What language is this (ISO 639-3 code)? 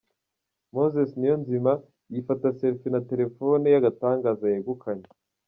kin